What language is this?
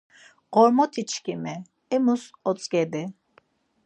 Laz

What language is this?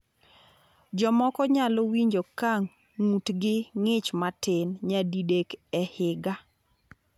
Luo (Kenya and Tanzania)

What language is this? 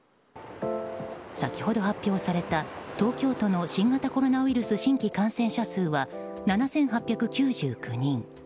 Japanese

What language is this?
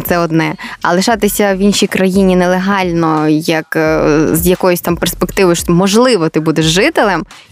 Ukrainian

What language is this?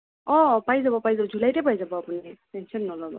Assamese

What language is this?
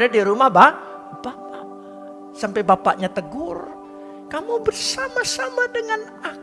Indonesian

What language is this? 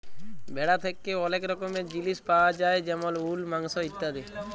Bangla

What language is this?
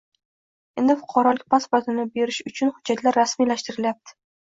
Uzbek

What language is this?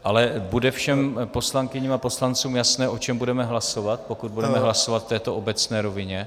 Czech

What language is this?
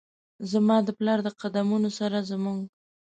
Pashto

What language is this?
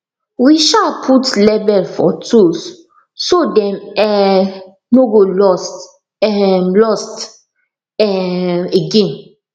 Nigerian Pidgin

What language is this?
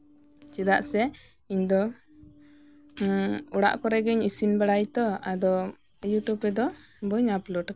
Santali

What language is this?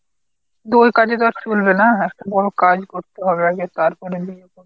Bangla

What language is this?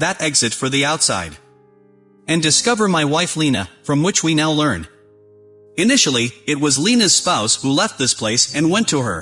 English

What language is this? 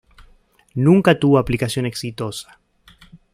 Spanish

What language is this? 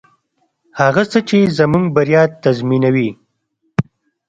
Pashto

